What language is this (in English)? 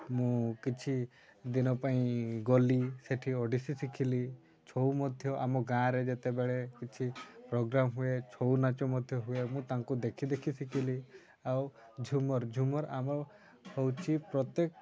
Odia